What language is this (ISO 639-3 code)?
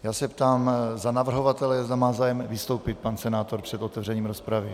ces